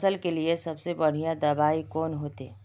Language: Magahi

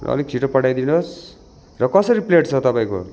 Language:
Nepali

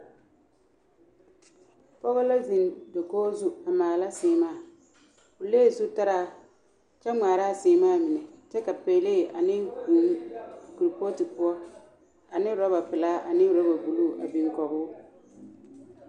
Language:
Southern Dagaare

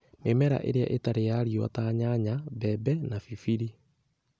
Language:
Kikuyu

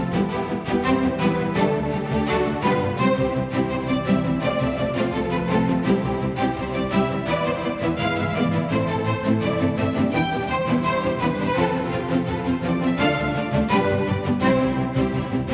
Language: Vietnamese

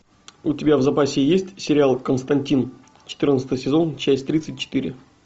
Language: Russian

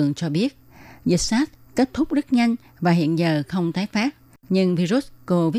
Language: Vietnamese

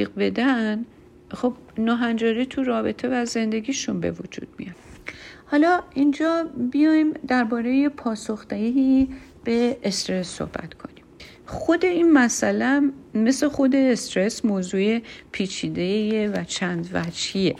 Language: Persian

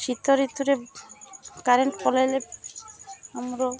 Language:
Odia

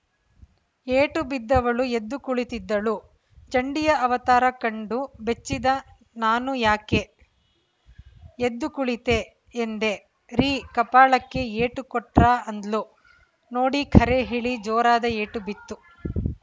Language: Kannada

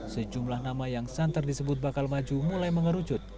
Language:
Indonesian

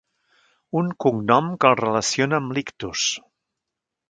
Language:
Catalan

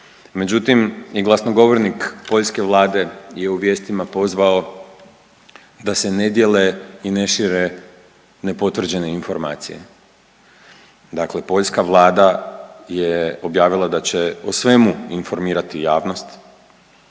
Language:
Croatian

